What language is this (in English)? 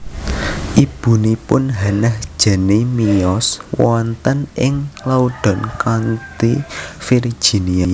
Javanese